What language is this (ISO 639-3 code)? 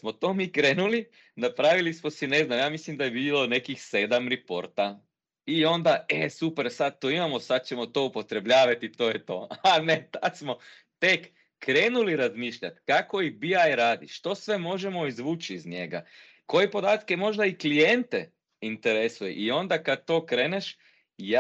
hrv